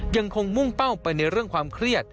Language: Thai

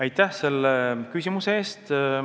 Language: Estonian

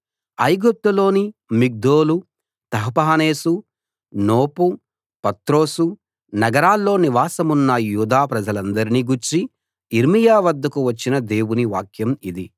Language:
Telugu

